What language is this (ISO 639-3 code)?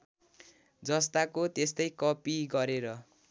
nep